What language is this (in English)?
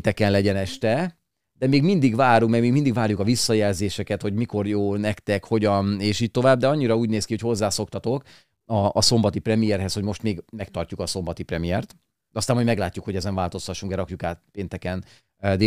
Hungarian